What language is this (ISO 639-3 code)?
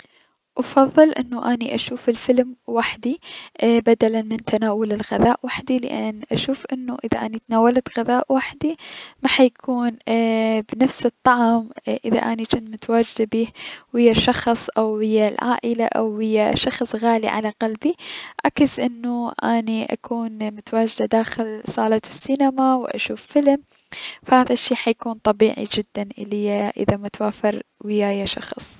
acm